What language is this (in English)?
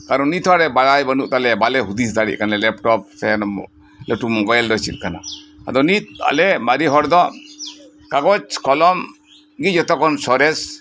Santali